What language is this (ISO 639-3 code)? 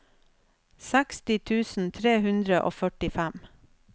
nor